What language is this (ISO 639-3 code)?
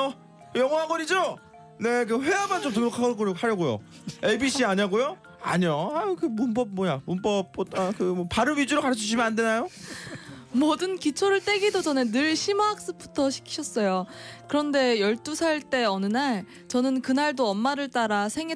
kor